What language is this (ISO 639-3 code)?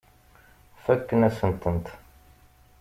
kab